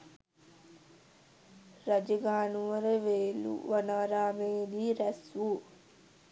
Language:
Sinhala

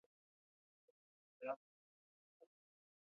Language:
Pashto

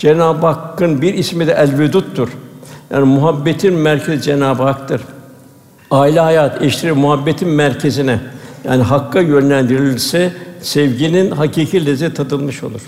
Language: Turkish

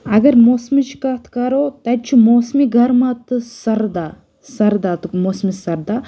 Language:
Kashmiri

